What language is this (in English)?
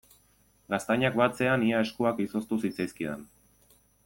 Basque